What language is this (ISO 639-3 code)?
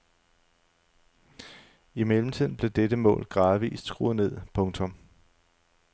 dan